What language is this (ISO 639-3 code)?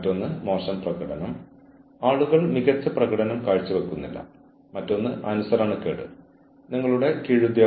mal